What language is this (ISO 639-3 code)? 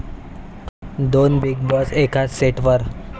mar